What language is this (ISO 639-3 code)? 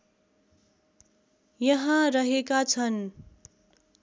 nep